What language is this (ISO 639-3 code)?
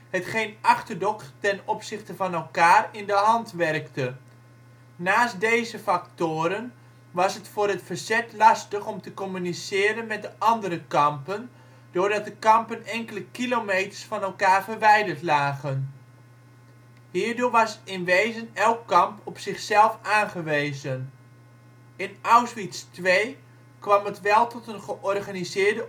nld